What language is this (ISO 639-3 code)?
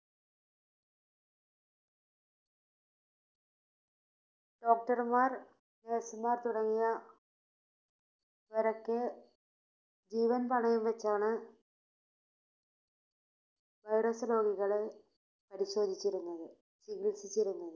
mal